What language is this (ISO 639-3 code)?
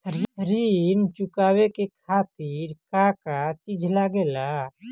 bho